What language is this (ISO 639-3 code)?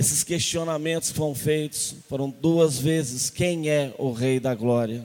por